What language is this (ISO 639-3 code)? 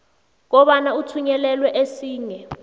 nbl